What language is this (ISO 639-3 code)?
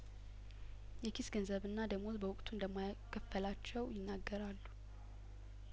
amh